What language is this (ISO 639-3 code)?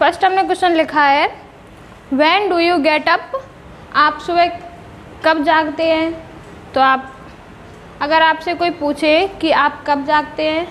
hin